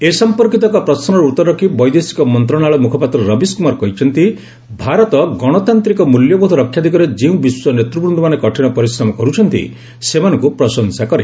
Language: Odia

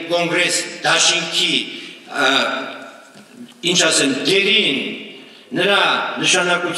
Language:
Romanian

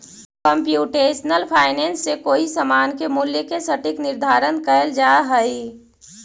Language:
Magahi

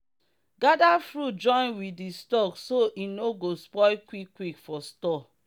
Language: Nigerian Pidgin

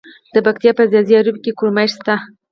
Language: Pashto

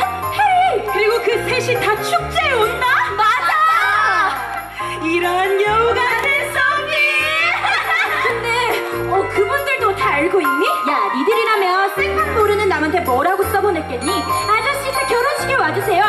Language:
Korean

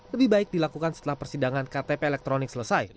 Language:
Indonesian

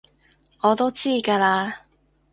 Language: Cantonese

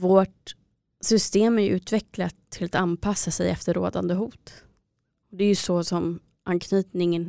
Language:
Swedish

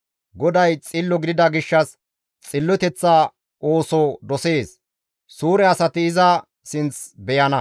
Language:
Gamo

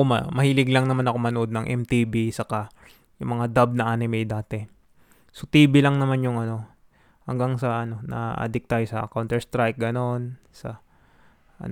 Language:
Filipino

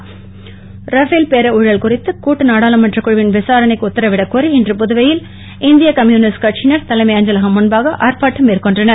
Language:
Tamil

